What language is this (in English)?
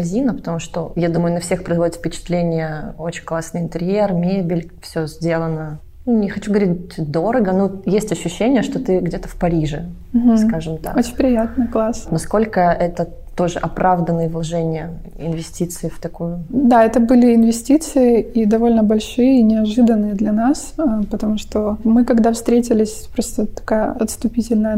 Russian